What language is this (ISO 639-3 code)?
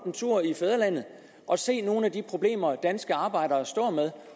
dan